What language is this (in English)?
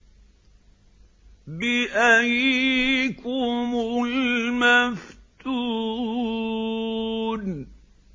Arabic